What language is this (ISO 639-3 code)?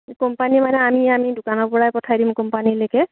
asm